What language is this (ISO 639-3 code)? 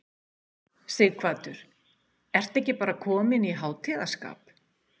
isl